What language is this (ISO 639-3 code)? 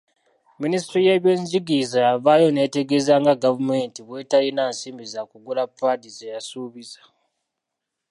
lug